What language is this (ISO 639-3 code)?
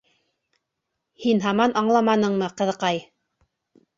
bak